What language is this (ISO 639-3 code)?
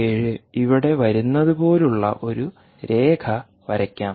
mal